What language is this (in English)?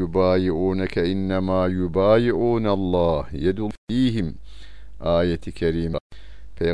Turkish